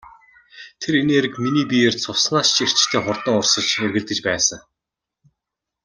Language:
Mongolian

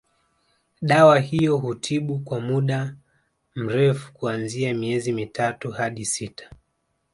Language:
Swahili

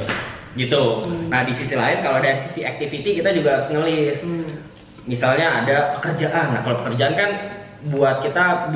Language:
Indonesian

